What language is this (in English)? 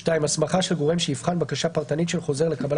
Hebrew